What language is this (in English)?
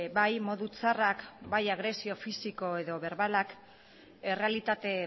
Basque